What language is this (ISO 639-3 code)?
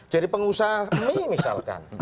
ind